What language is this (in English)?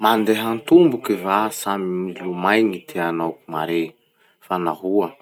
Masikoro Malagasy